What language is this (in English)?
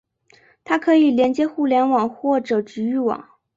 Chinese